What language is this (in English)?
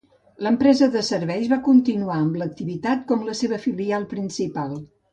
Catalan